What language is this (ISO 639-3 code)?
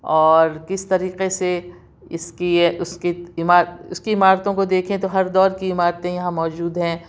urd